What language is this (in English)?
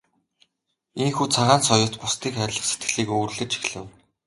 Mongolian